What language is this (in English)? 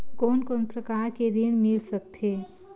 Chhattisgarhi